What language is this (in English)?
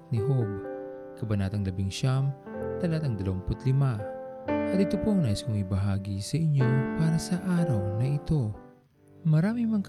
Filipino